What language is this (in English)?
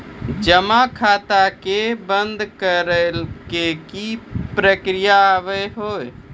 Maithili